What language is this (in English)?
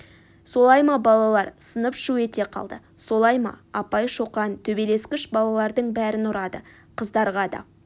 Kazakh